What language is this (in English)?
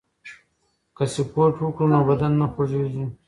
Pashto